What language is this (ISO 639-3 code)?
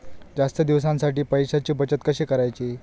mar